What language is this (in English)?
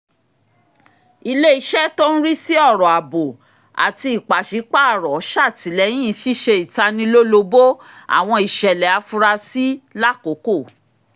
Yoruba